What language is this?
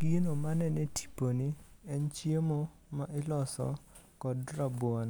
Luo (Kenya and Tanzania)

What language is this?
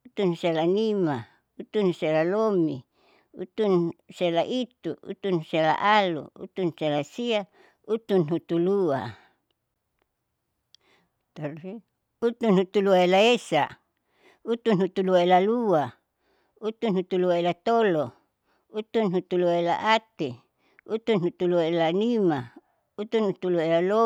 Saleman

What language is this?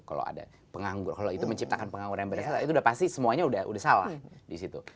Indonesian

